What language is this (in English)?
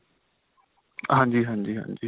Punjabi